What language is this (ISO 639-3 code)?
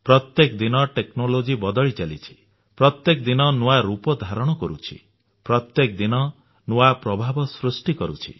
ori